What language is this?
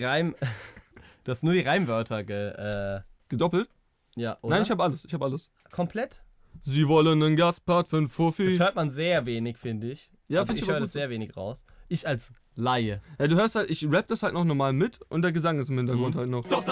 German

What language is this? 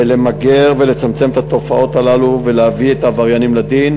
Hebrew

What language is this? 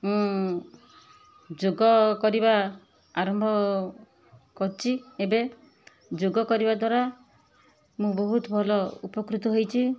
Odia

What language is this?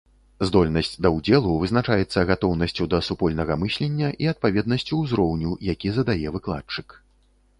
Belarusian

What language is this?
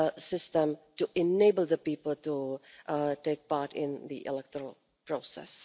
English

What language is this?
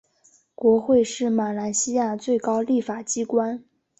Chinese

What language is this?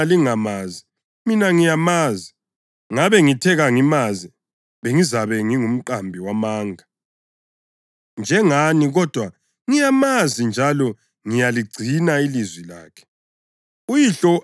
North Ndebele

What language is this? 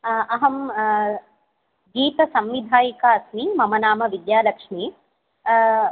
Sanskrit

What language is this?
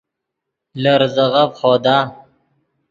Yidgha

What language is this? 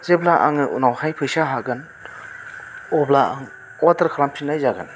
Bodo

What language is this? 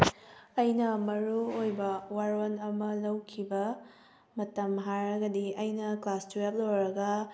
Manipuri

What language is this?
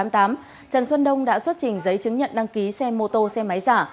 Vietnamese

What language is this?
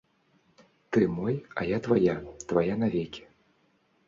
Belarusian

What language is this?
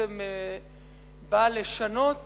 Hebrew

